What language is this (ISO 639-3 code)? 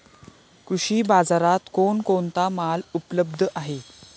mar